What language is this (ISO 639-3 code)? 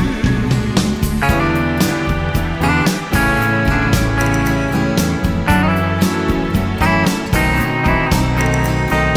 ron